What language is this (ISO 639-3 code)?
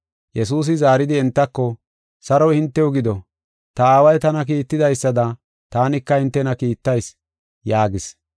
gof